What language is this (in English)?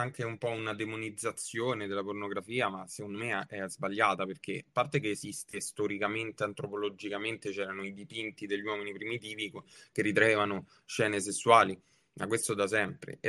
Italian